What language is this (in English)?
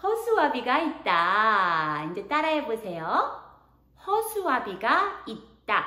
Korean